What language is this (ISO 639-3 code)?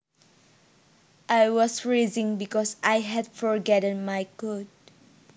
jav